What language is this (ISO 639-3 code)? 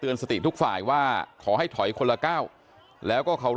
tha